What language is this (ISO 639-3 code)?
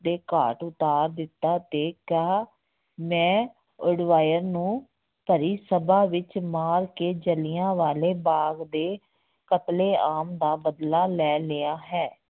pan